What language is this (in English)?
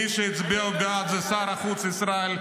Hebrew